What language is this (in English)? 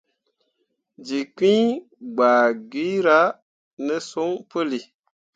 Mundang